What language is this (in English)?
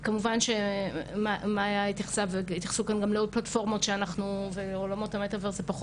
Hebrew